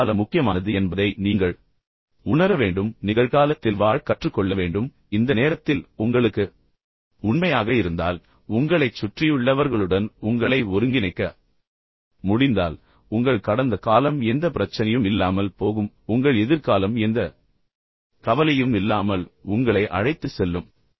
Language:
Tamil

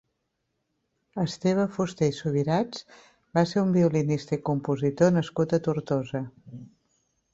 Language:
Catalan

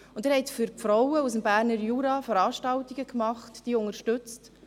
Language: Swiss German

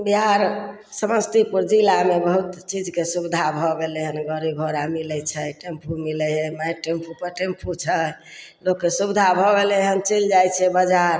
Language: Maithili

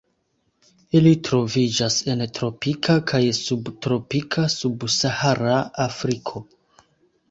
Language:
Esperanto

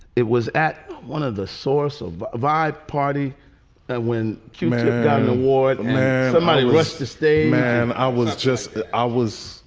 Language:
English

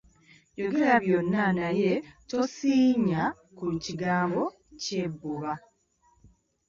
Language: Ganda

